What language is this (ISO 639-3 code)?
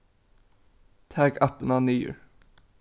fao